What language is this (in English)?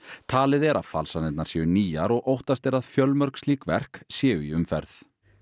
Icelandic